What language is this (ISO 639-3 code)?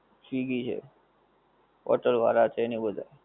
guj